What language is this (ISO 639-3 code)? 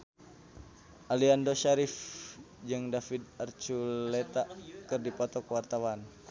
sun